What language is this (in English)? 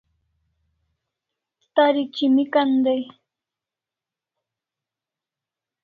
Kalasha